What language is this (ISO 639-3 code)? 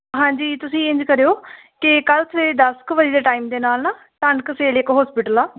pan